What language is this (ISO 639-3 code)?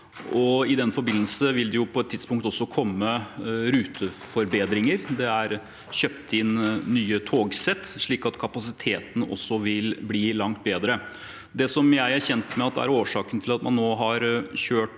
nor